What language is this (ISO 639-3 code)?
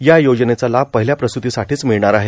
mar